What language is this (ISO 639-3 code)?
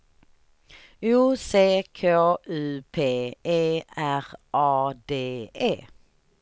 swe